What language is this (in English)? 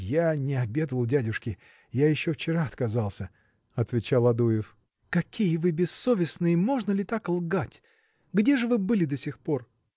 Russian